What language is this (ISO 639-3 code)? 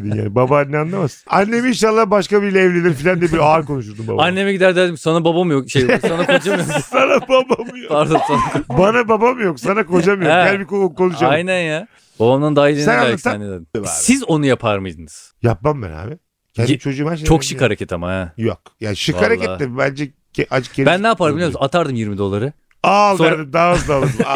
tur